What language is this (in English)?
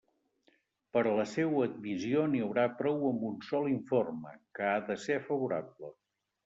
Catalan